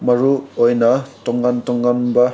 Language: Manipuri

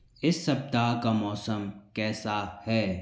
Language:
Hindi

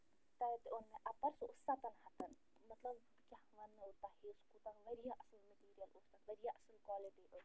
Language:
Kashmiri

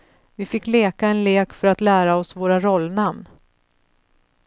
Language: Swedish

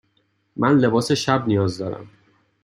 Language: Persian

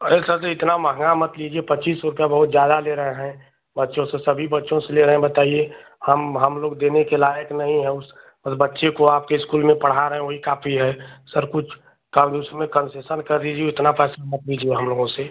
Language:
Hindi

